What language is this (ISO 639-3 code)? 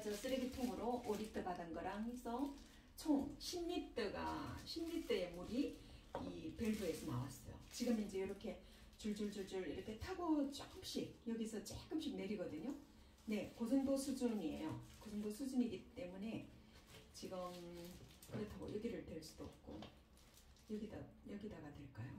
kor